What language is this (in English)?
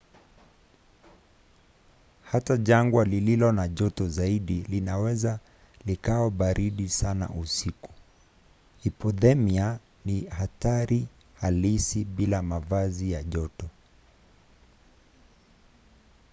Swahili